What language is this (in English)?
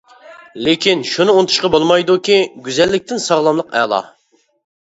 Uyghur